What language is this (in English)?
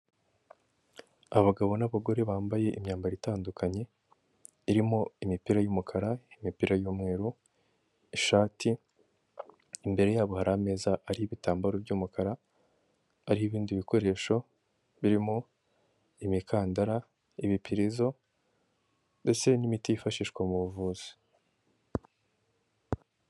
Kinyarwanda